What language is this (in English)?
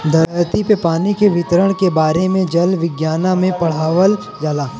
Bhojpuri